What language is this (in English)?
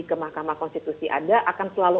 Indonesian